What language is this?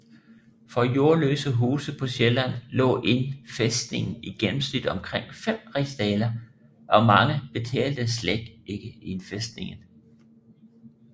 Danish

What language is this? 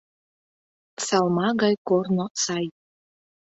Mari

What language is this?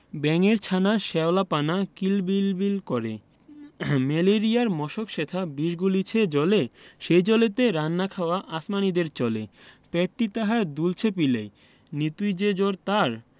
Bangla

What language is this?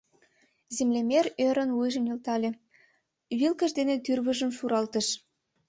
Mari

